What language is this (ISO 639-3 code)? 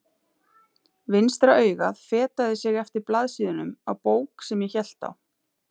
isl